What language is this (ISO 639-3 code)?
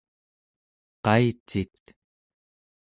esu